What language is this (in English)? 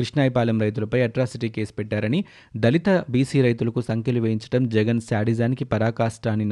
Telugu